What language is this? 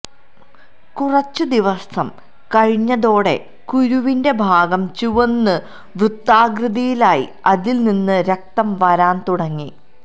Malayalam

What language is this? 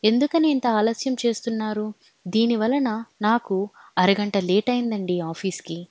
Telugu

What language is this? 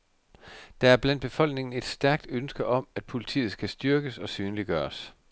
Danish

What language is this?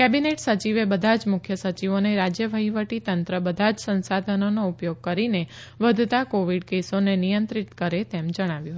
Gujarati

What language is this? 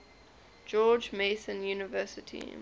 English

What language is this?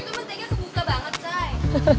Indonesian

